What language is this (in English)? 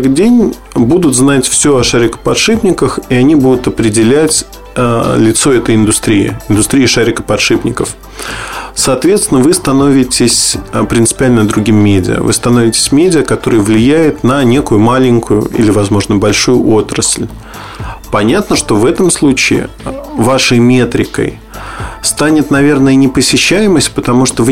Russian